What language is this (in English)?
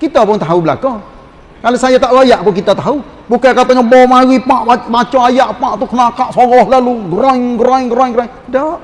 Malay